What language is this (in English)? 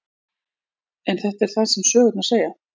Icelandic